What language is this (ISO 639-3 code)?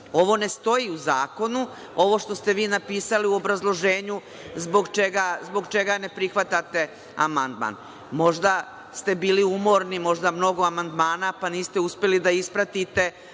srp